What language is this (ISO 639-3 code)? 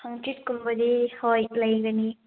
mni